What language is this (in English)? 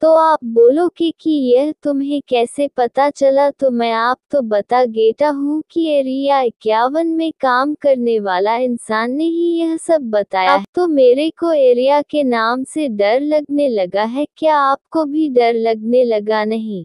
Hindi